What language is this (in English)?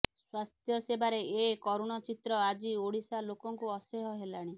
Odia